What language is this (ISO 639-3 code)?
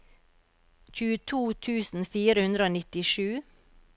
nor